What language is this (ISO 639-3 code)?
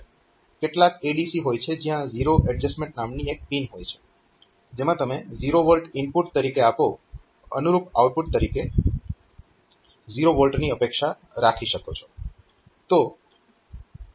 guj